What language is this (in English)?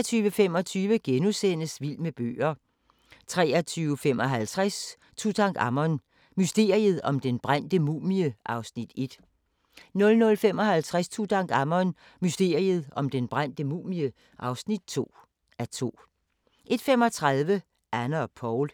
Danish